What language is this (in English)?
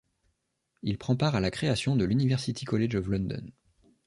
French